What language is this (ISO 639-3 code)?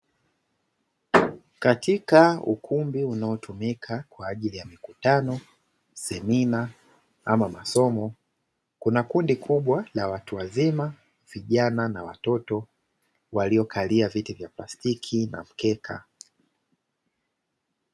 swa